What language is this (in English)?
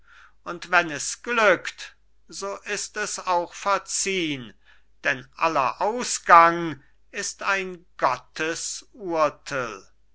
German